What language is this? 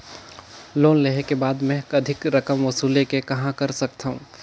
Chhattisgarhi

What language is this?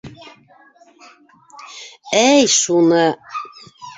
Bashkir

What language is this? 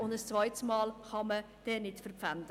Swiss German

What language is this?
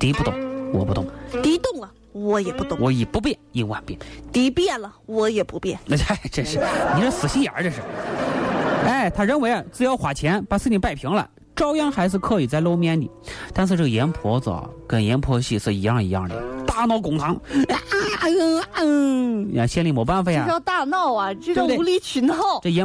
Chinese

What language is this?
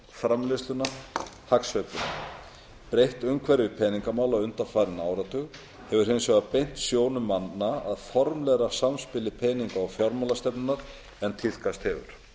Icelandic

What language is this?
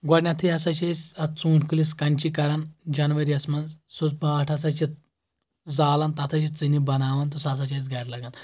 Kashmiri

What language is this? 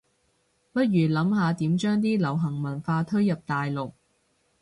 Cantonese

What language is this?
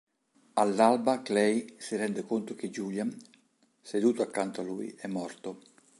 Italian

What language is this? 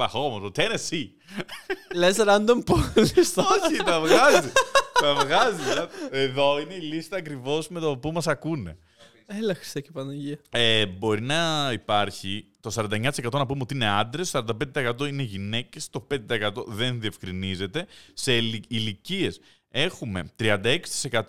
Greek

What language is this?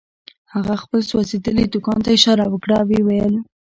Pashto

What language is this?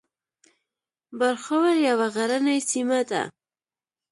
Pashto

